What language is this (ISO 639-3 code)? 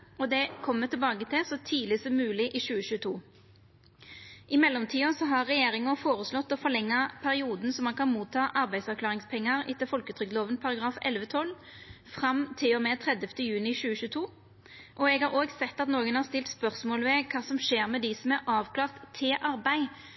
nno